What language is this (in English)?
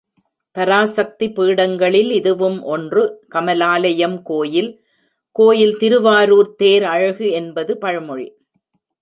Tamil